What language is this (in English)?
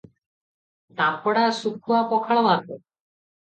Odia